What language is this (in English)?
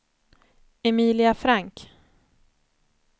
Swedish